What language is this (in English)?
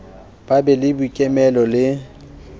Southern Sotho